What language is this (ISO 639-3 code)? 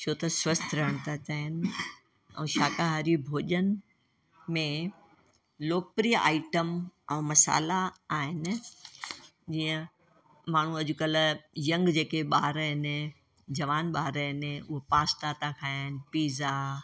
snd